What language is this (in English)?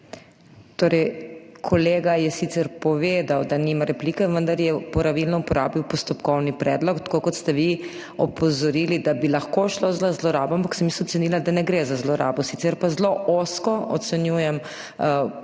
Slovenian